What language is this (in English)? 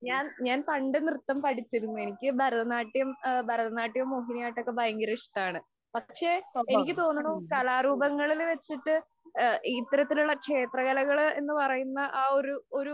Malayalam